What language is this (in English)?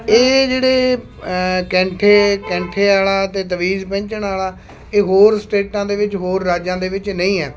Punjabi